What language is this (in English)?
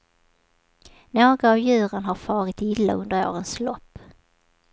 Swedish